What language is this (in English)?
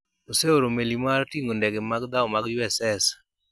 Luo (Kenya and Tanzania)